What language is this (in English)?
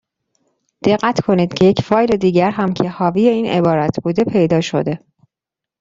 Persian